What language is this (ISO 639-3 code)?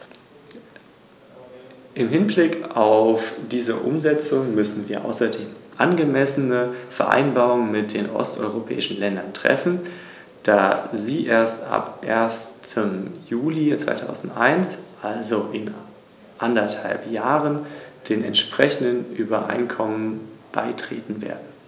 deu